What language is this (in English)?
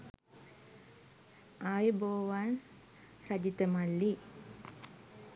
Sinhala